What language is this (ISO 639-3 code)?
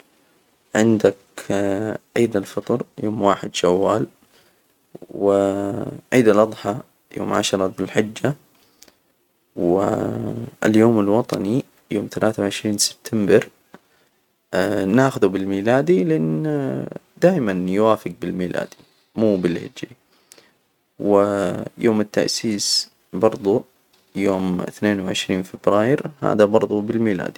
acw